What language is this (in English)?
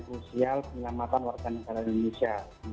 Indonesian